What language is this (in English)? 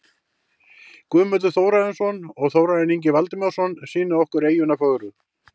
Icelandic